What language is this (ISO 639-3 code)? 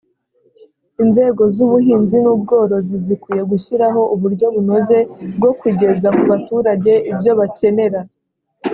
kin